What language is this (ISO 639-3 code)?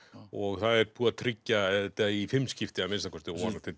isl